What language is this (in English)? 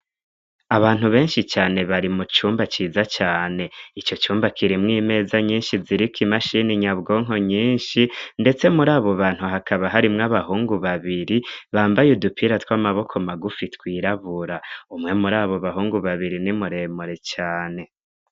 Rundi